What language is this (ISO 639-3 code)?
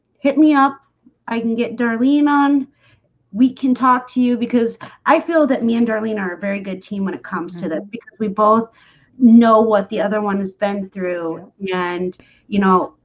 eng